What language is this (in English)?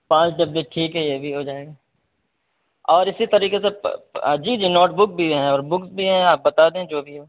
Urdu